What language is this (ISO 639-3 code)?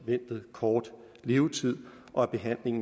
dan